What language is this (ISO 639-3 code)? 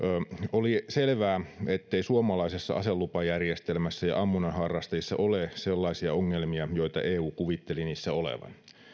fin